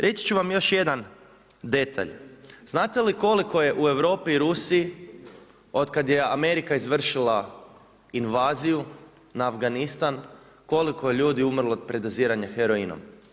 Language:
Croatian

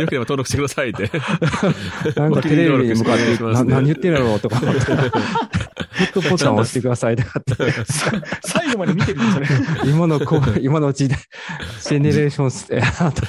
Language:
Japanese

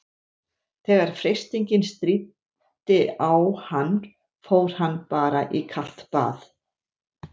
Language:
Icelandic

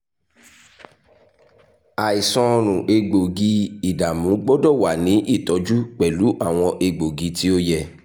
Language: Yoruba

